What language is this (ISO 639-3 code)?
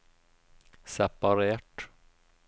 nor